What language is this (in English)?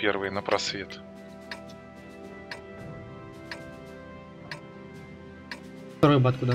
Russian